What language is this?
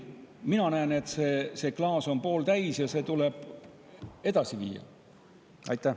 Estonian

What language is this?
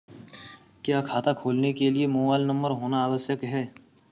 Hindi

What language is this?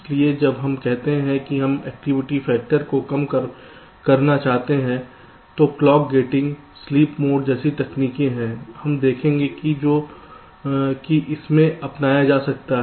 Hindi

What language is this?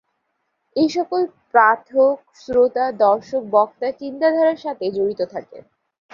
Bangla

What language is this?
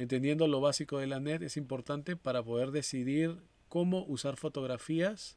Spanish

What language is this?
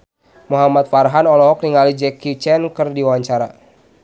Sundanese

